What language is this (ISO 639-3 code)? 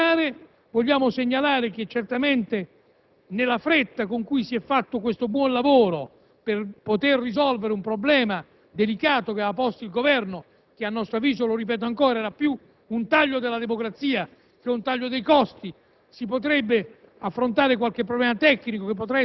ita